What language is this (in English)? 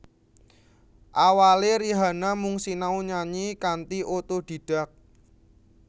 Javanese